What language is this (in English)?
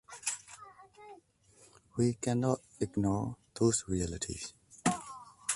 English